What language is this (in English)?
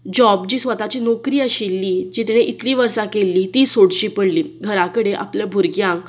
Konkani